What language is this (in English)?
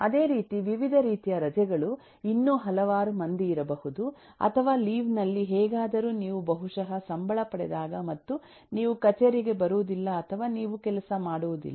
Kannada